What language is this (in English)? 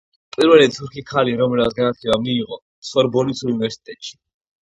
Georgian